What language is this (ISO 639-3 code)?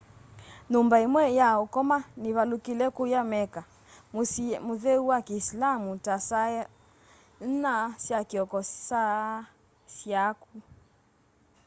kam